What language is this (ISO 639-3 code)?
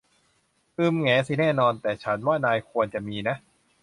tha